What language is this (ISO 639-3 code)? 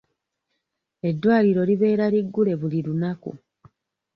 lug